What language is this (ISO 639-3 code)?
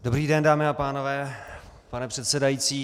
ces